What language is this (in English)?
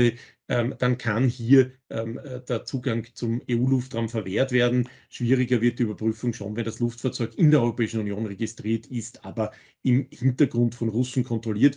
German